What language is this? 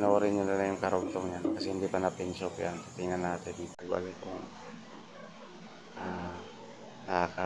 Filipino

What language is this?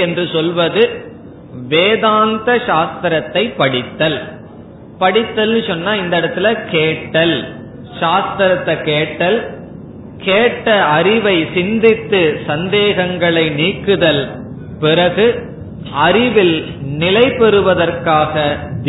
Tamil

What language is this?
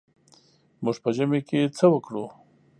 Pashto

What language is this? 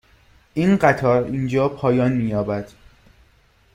Persian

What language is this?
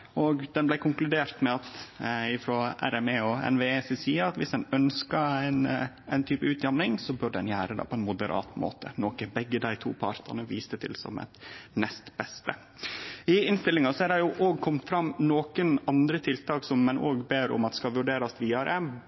Norwegian Nynorsk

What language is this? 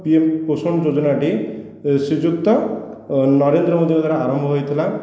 Odia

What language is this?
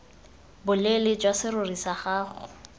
Tswana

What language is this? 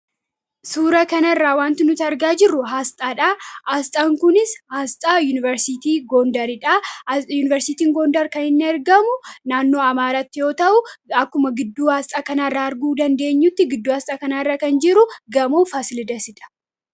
Oromo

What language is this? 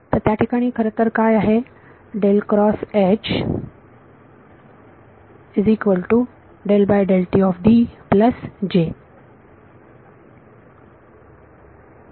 Marathi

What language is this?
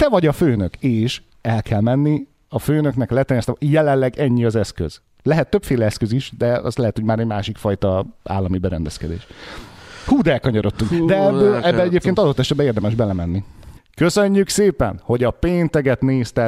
Hungarian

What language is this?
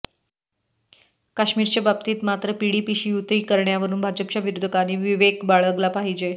Marathi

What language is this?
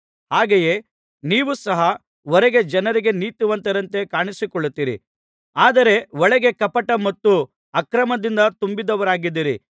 Kannada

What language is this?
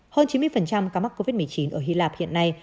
Vietnamese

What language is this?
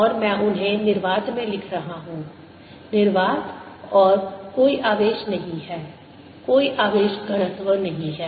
Hindi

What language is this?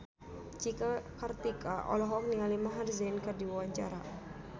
Sundanese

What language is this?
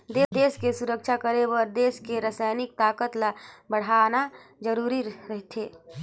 Chhattisgarhi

